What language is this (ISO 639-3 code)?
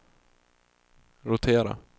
swe